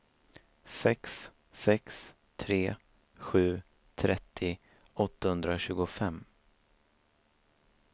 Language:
Swedish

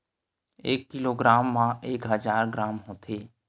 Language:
Chhattisgarhi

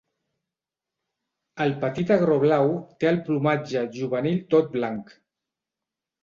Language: Catalan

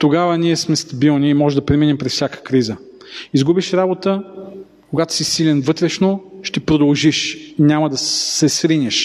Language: Bulgarian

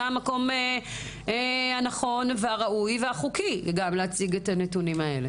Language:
Hebrew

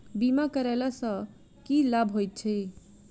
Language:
Maithili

